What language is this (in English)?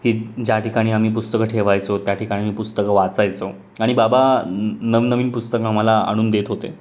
Marathi